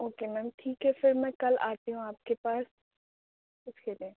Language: Urdu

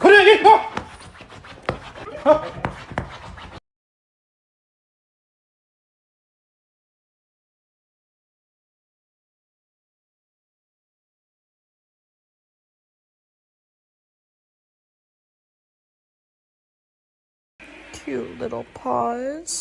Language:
English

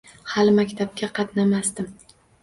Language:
Uzbek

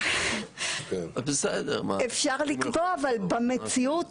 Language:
Hebrew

